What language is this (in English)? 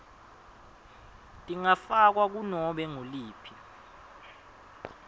Swati